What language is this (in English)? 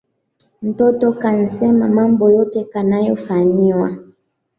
Swahili